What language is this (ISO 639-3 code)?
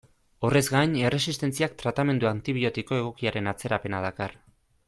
eus